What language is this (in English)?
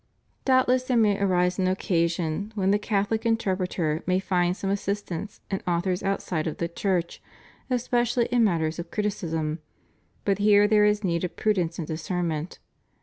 English